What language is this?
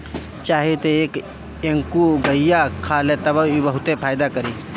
Bhojpuri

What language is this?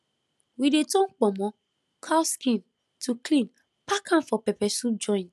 Nigerian Pidgin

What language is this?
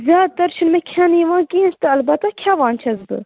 Kashmiri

